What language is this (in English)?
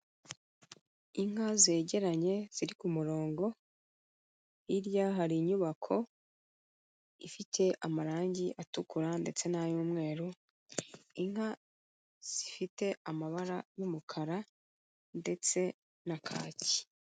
Kinyarwanda